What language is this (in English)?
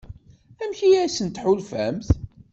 Kabyle